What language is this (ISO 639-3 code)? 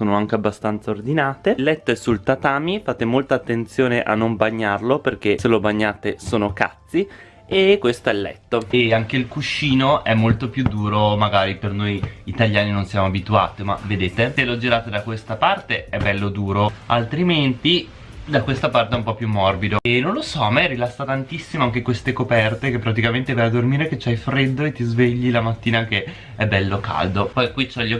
ita